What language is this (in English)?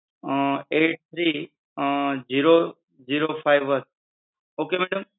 Gujarati